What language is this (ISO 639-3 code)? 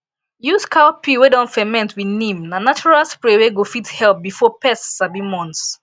pcm